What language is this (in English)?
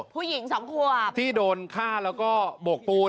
Thai